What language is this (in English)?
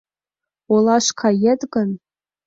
Mari